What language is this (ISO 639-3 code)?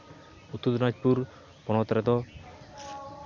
sat